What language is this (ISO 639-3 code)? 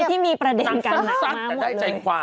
tha